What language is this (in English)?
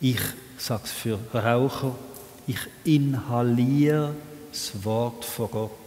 German